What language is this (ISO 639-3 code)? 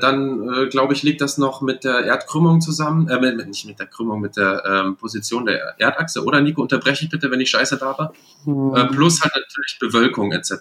deu